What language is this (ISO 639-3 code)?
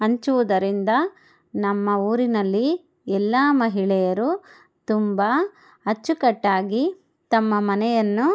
kan